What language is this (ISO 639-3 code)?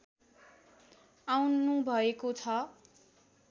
nep